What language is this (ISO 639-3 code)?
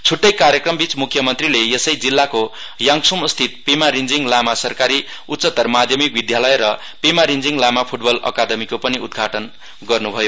nep